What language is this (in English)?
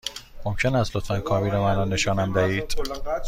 Persian